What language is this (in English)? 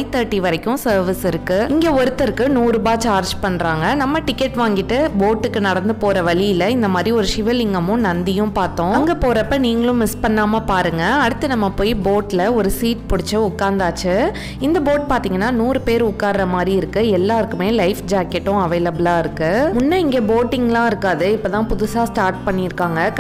Turkish